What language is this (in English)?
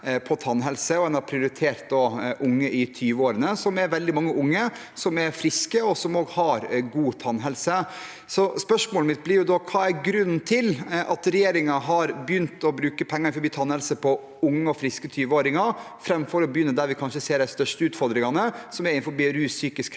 Norwegian